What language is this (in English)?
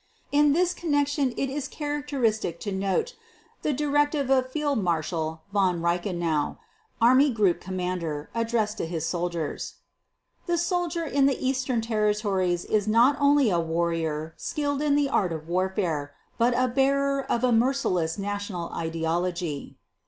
English